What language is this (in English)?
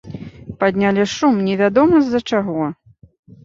Belarusian